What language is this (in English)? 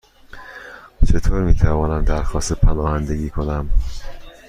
Persian